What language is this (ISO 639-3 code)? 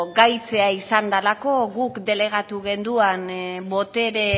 eus